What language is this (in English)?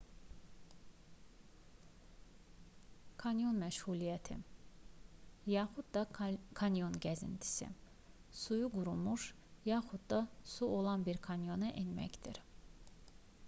Azerbaijani